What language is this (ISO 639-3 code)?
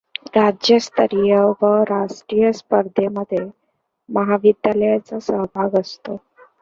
mar